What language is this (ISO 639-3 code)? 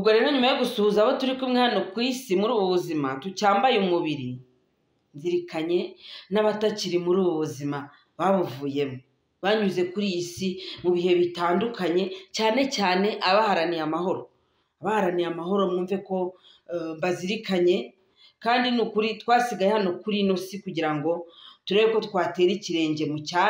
fra